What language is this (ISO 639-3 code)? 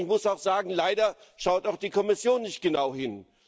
deu